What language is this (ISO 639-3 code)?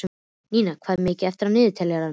isl